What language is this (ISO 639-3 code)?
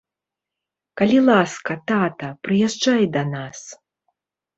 bel